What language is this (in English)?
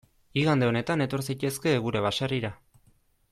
Basque